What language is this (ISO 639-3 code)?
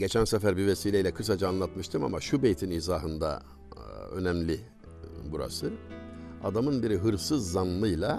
tur